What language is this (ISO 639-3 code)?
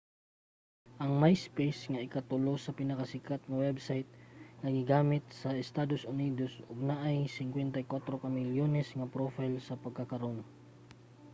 ceb